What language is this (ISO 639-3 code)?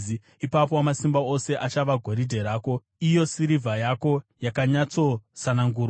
sna